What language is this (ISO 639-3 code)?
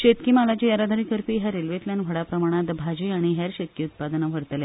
kok